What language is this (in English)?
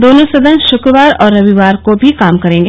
Hindi